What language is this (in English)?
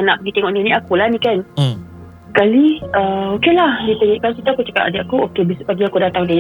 Malay